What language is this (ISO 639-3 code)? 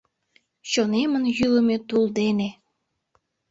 chm